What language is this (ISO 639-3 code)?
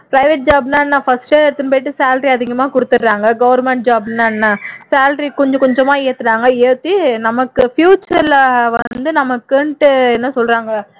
tam